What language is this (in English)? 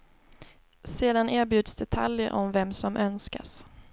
Swedish